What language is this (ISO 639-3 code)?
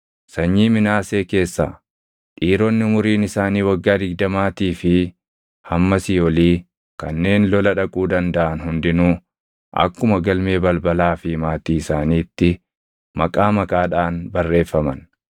orm